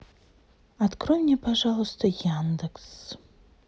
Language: Russian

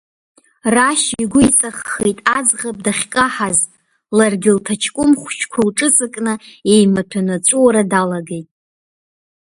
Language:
Abkhazian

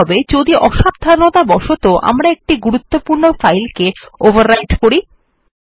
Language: Bangla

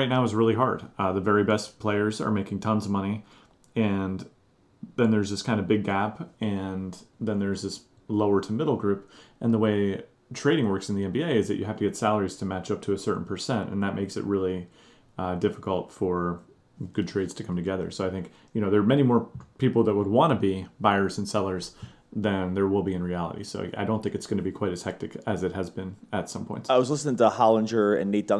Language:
English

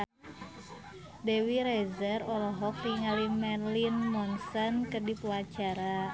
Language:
Sundanese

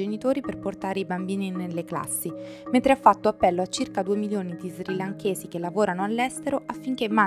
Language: Italian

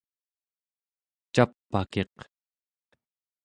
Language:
Central Yupik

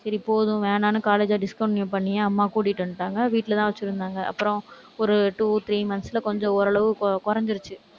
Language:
Tamil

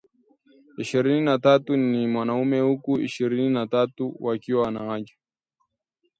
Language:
Swahili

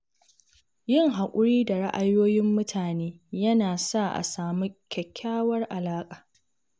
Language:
Hausa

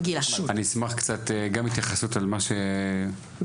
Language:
Hebrew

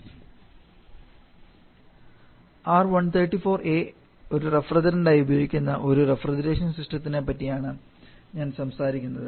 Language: Malayalam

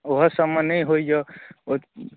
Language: Maithili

